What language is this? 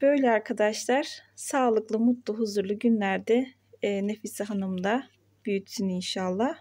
Turkish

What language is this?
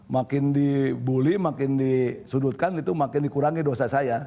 Indonesian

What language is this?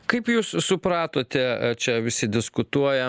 Lithuanian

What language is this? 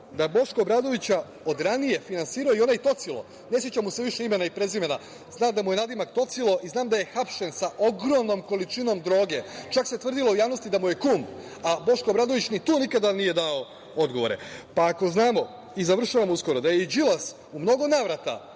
Serbian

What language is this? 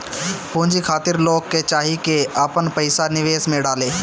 Bhojpuri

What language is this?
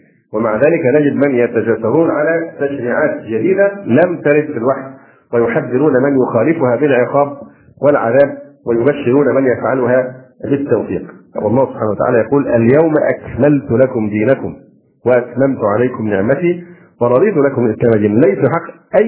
Arabic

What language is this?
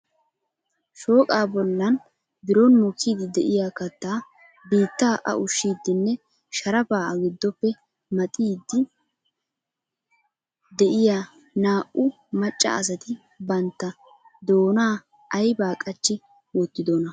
Wolaytta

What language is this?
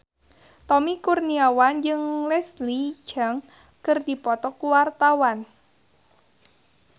Sundanese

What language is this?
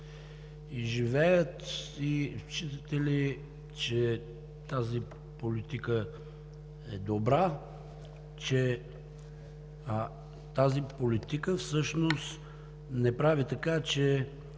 Bulgarian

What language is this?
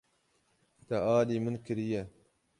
Kurdish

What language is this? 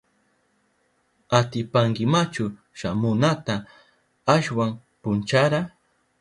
Southern Pastaza Quechua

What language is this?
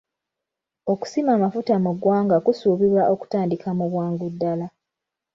Ganda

